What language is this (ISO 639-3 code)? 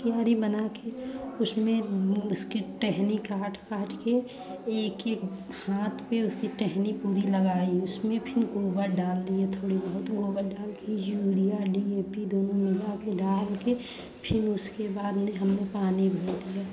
hin